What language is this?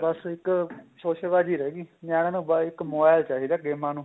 Punjabi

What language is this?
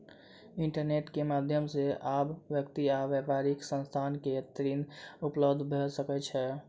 Maithili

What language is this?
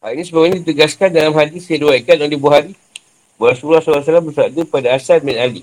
Malay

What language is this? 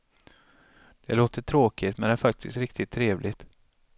Swedish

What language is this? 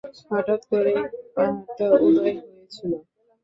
Bangla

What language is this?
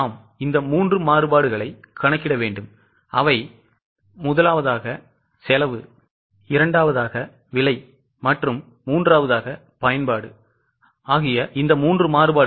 Tamil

